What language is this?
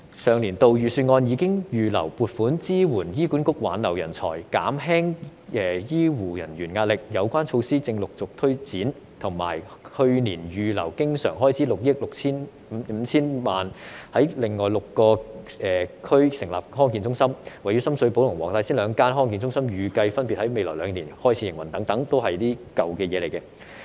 Cantonese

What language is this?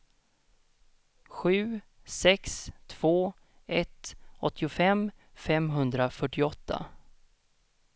Swedish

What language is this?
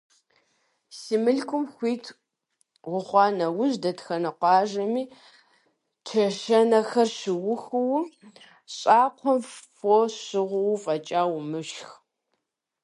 Kabardian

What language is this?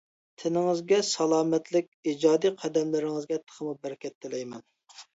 Uyghur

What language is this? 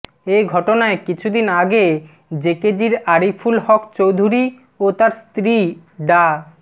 Bangla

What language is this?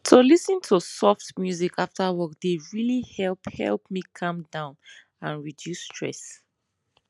Nigerian Pidgin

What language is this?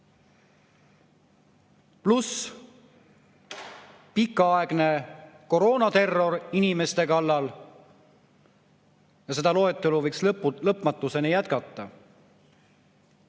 Estonian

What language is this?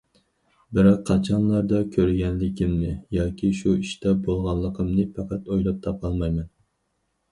Uyghur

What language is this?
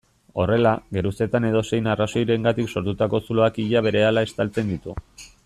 Basque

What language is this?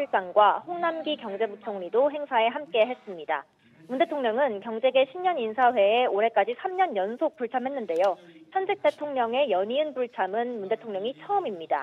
Korean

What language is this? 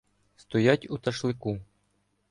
Ukrainian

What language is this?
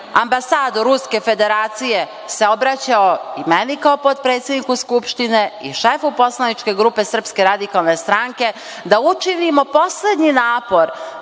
Serbian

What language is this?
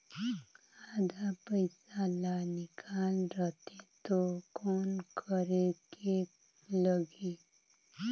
Chhattisgarhi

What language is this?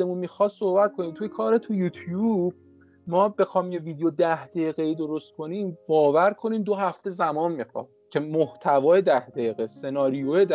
Persian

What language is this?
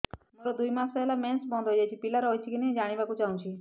Odia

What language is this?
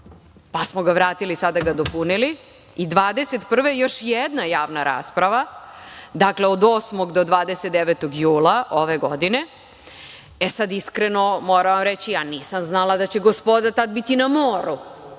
Serbian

